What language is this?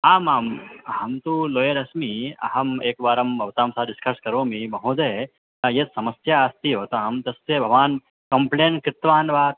Sanskrit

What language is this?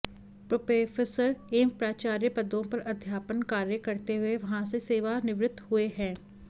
Sanskrit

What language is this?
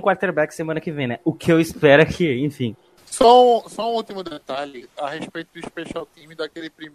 Portuguese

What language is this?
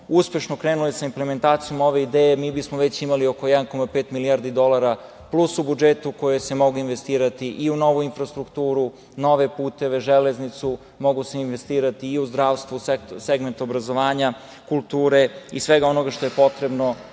Serbian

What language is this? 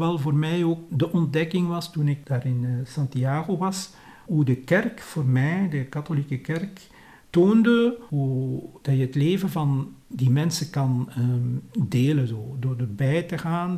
Dutch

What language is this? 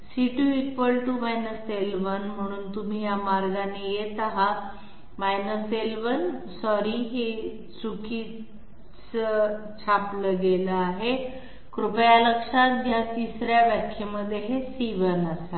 Marathi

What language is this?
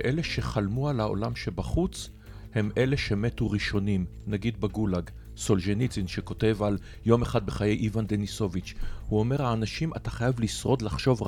Hebrew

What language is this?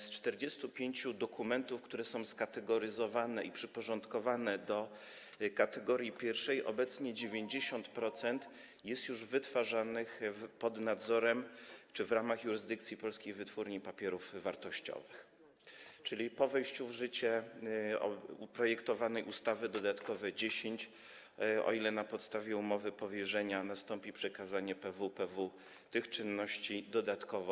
Polish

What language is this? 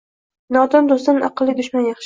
Uzbek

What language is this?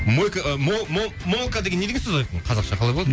Kazakh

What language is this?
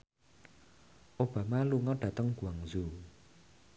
Javanese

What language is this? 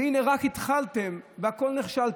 Hebrew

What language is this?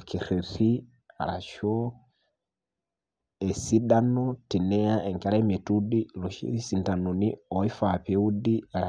Masai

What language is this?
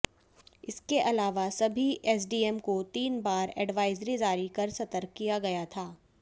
Hindi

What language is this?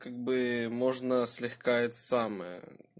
Russian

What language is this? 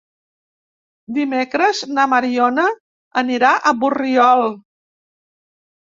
Catalan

